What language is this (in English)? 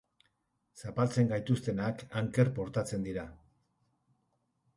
Basque